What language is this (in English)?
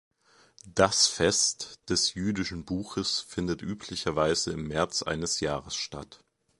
German